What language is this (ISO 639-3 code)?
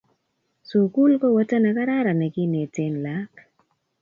kln